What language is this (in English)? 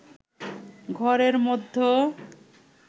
Bangla